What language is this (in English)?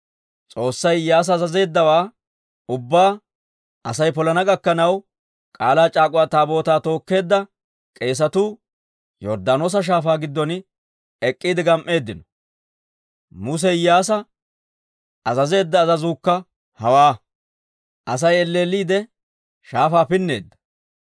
Dawro